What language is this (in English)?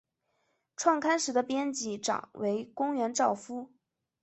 Chinese